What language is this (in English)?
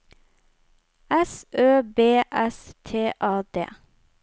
Norwegian